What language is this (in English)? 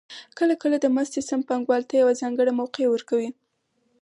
Pashto